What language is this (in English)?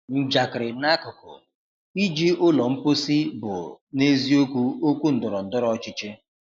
Igbo